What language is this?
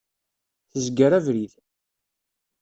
Kabyle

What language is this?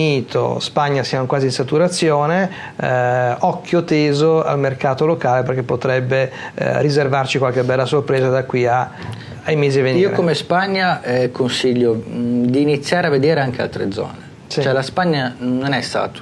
Italian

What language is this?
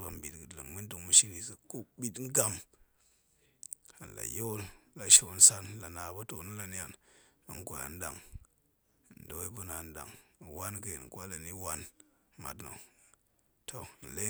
Goemai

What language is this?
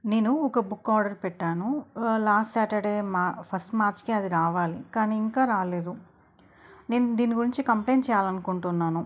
Telugu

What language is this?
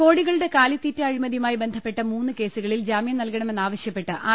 Malayalam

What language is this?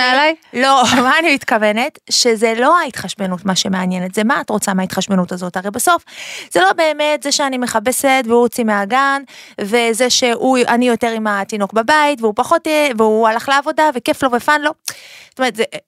Hebrew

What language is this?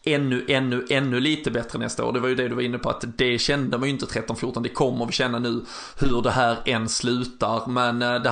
Swedish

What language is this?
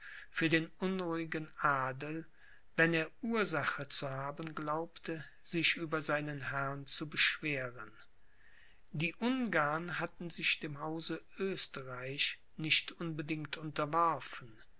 German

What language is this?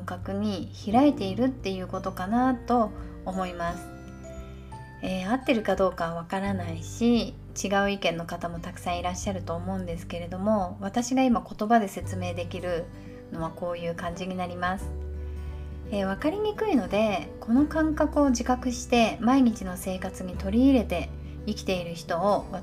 Japanese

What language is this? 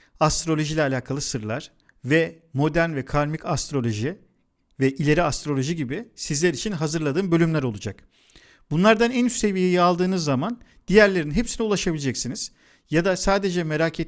Turkish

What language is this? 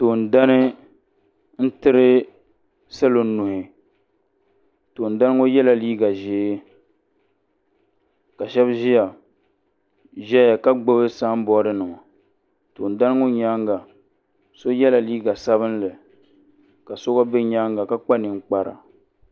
Dagbani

